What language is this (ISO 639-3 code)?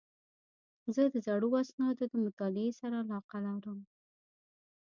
pus